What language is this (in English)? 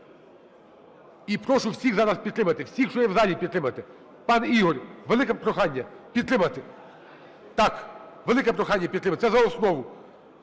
Ukrainian